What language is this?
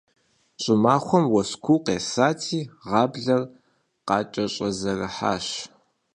Kabardian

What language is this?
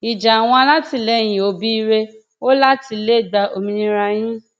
Yoruba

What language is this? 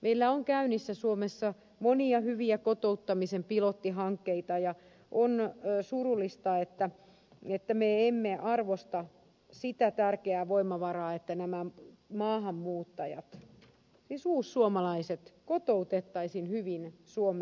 Finnish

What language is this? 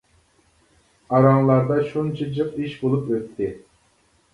Uyghur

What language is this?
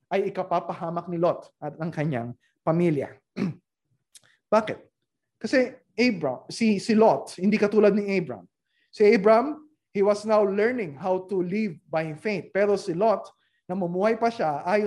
Filipino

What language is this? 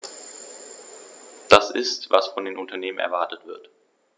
German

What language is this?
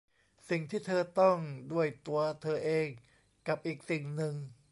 Thai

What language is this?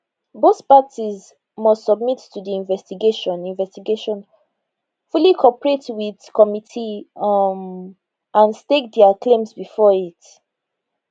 Nigerian Pidgin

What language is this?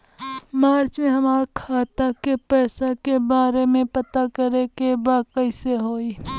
Bhojpuri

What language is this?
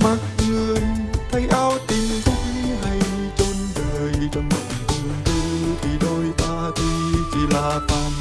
Vietnamese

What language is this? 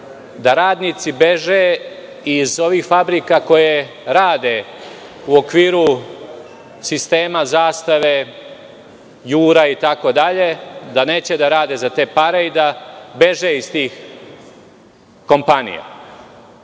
Serbian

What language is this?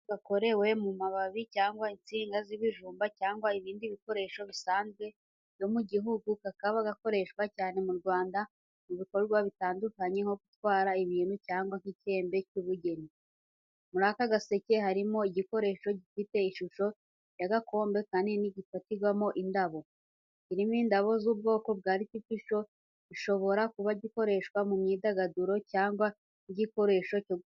Kinyarwanda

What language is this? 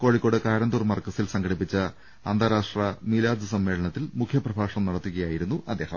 Malayalam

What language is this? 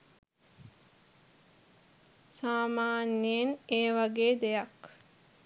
Sinhala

